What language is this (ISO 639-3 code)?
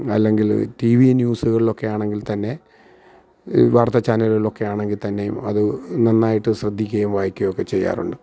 mal